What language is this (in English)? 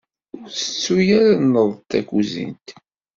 Kabyle